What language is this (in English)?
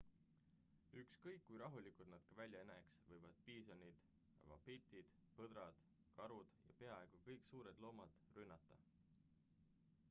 Estonian